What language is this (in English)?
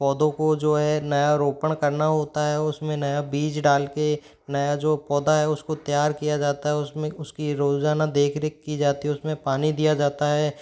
Hindi